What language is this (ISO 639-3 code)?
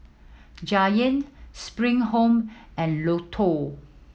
eng